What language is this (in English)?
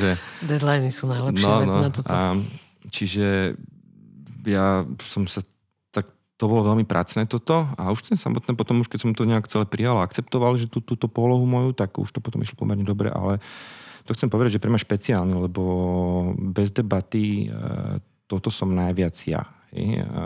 Slovak